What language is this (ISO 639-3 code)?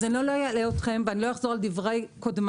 heb